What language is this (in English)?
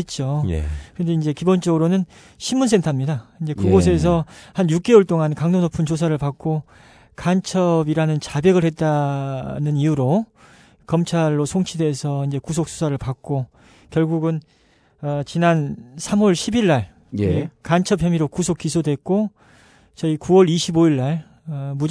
Korean